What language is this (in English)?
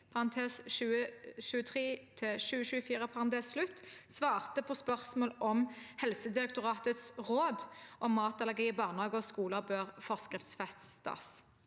Norwegian